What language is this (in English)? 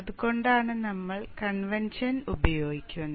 Malayalam